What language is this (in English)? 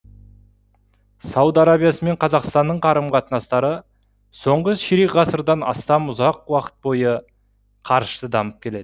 Kazakh